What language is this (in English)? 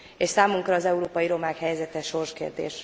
Hungarian